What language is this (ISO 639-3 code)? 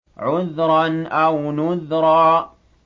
ara